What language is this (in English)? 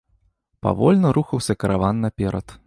Belarusian